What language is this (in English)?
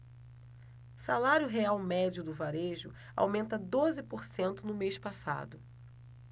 Portuguese